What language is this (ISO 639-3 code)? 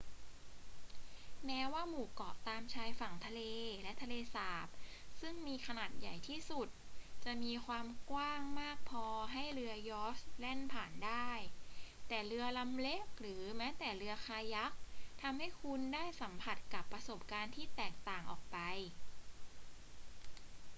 tha